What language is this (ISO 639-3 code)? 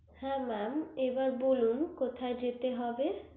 ben